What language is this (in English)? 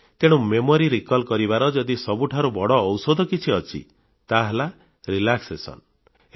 Odia